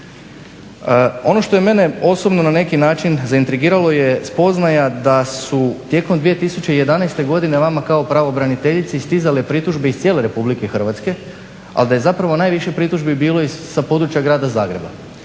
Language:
Croatian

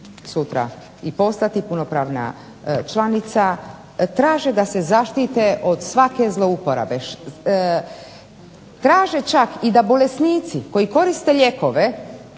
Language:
Croatian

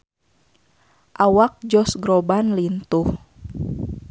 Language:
Sundanese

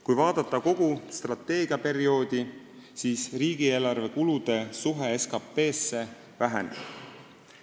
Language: Estonian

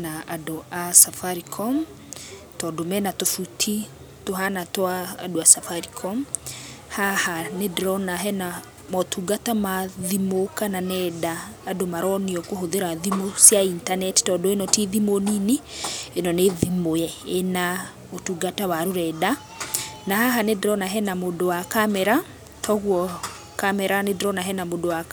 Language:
Kikuyu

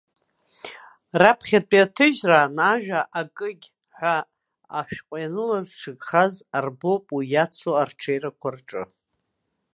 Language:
Abkhazian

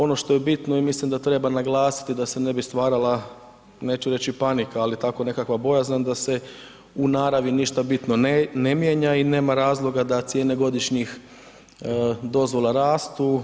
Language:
Croatian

